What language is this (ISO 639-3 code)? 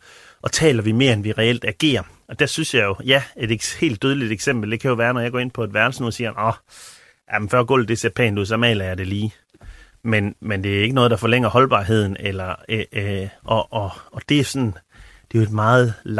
dan